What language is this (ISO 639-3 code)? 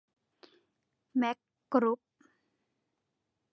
tha